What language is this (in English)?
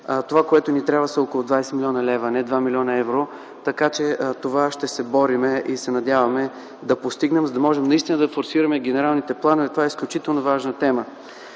Bulgarian